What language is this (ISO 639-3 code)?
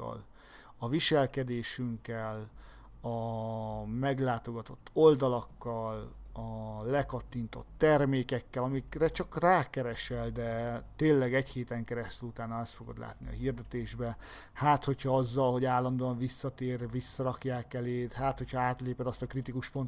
hun